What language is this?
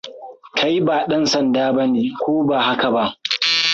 Hausa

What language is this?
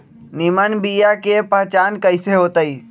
Magahi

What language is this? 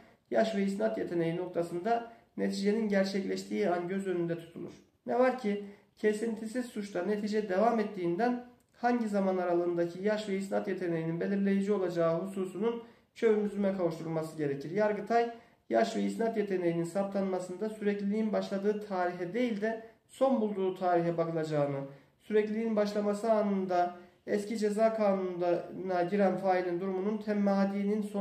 Turkish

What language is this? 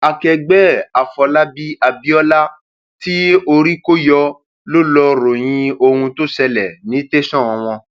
Yoruba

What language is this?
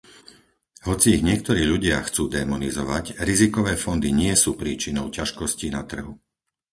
Slovak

